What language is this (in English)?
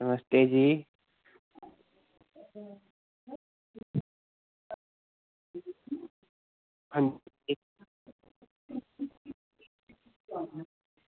Dogri